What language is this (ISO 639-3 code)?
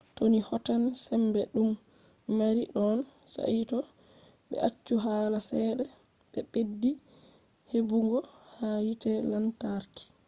ful